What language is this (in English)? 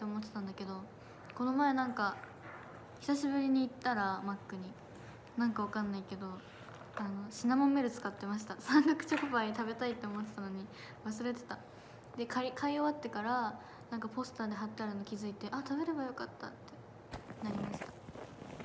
Japanese